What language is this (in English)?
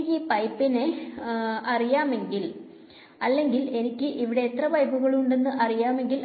Malayalam